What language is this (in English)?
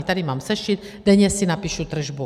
Czech